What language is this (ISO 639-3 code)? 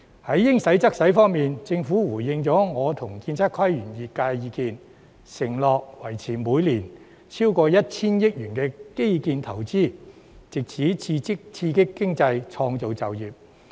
yue